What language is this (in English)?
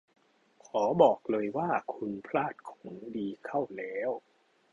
Thai